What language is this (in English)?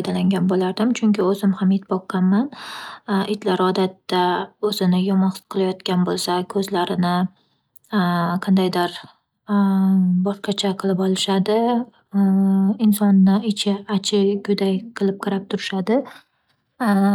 Uzbek